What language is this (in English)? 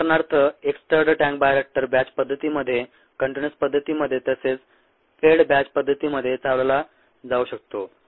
Marathi